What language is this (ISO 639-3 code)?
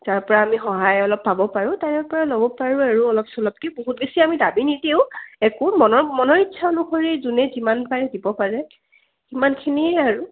asm